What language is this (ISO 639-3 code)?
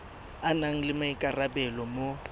tsn